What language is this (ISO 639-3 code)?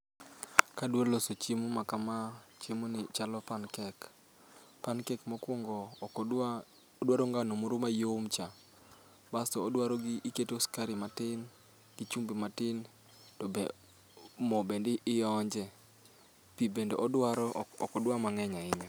luo